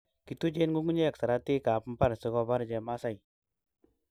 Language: Kalenjin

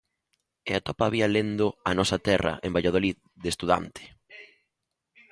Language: Galician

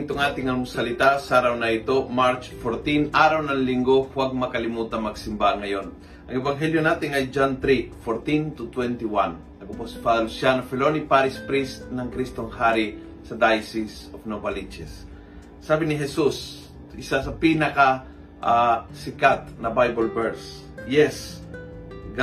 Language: Filipino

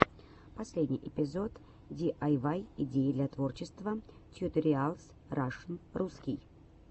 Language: Russian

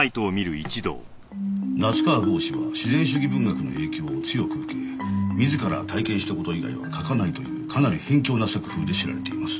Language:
Japanese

